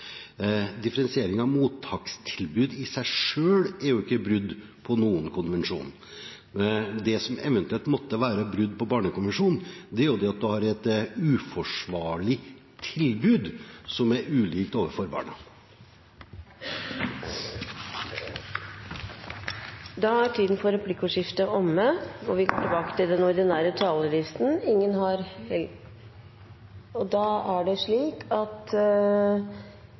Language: Norwegian Bokmål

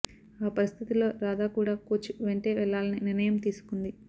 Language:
Telugu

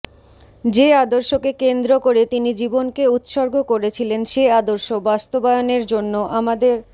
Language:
Bangla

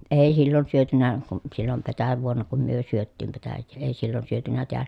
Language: Finnish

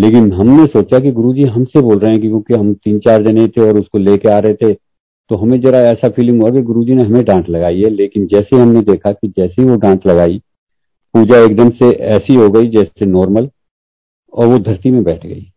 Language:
Hindi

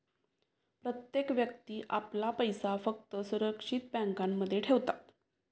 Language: Marathi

